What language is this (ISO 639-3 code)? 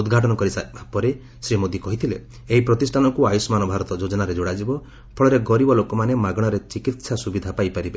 ori